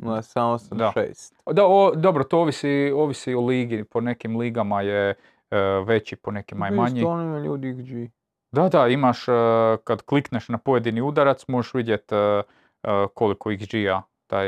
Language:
Croatian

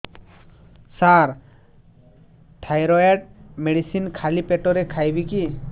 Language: Odia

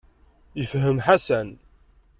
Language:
Kabyle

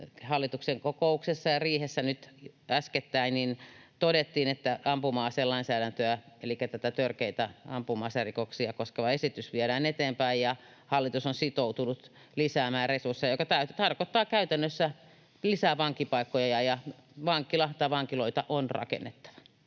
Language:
Finnish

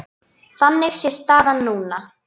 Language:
Icelandic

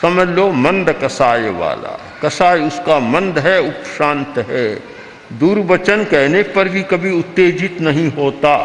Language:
Hindi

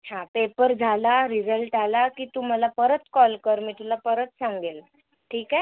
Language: Marathi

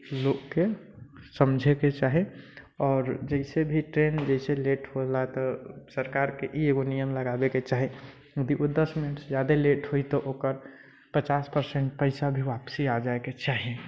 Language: Maithili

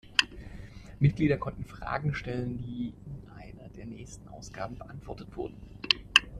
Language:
German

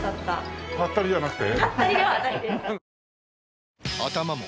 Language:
Japanese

